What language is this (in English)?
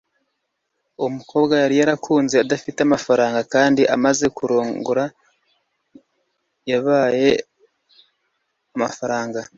Kinyarwanda